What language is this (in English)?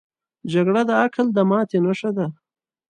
Pashto